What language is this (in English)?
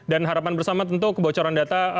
Indonesian